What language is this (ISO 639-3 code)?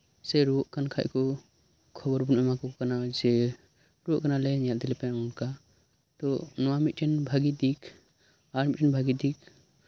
sat